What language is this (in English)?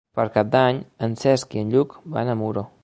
Catalan